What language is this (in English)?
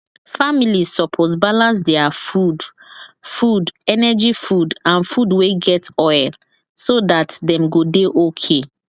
Nigerian Pidgin